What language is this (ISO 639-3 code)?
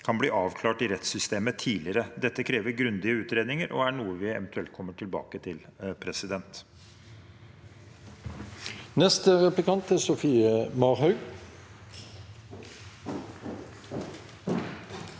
nor